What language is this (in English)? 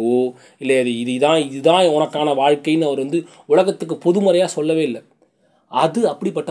Tamil